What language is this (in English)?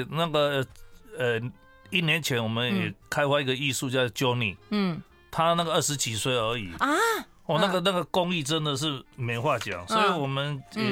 Chinese